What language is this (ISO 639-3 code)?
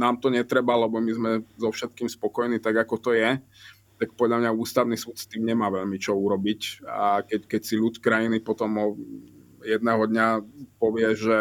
slk